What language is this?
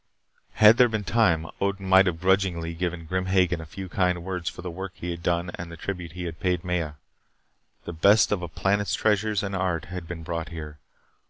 English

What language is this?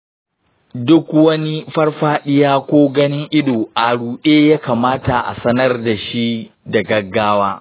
Hausa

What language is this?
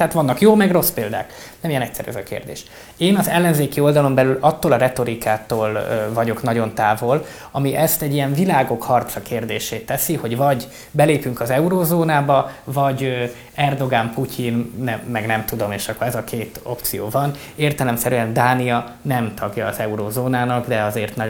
Hungarian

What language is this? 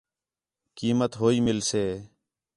Khetrani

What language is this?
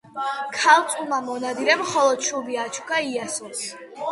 Georgian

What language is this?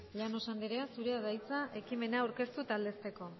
Basque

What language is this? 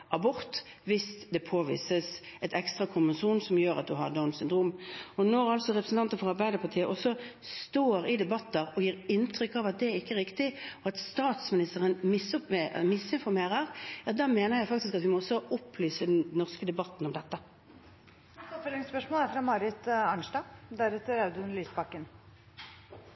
Norwegian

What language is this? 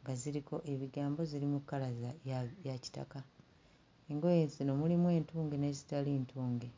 Ganda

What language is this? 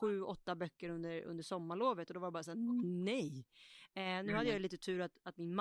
Swedish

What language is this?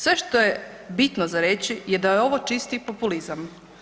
Croatian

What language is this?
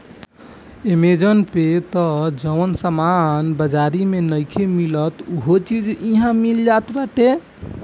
Bhojpuri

